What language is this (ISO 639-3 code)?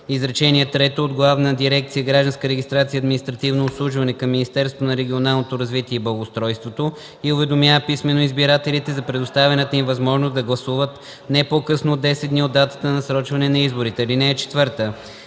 bul